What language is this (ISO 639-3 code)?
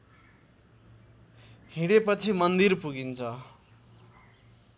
nep